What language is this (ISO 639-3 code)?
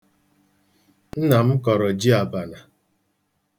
ibo